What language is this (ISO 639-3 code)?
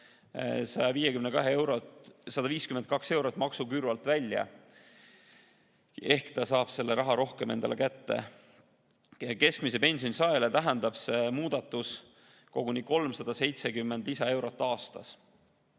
est